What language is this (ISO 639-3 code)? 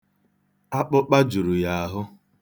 ibo